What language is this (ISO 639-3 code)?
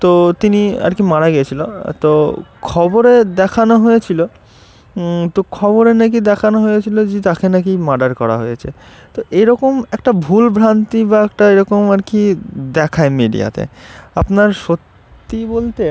ben